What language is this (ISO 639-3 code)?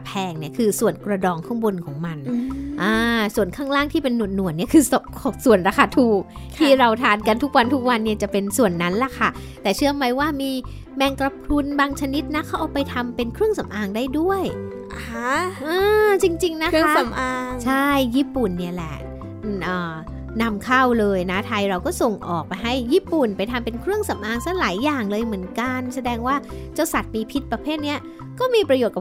tha